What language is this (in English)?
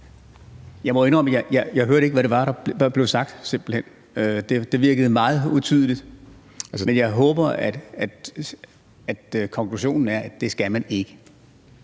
Danish